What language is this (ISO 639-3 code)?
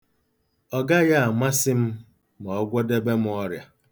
ibo